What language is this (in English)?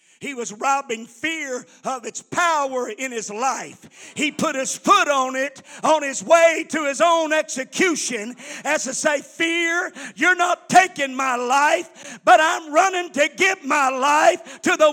English